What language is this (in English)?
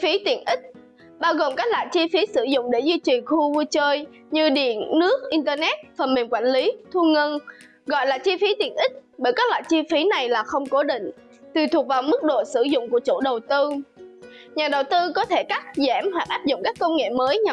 Vietnamese